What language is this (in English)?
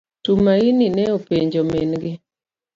Luo (Kenya and Tanzania)